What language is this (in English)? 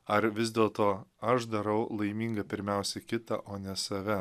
Lithuanian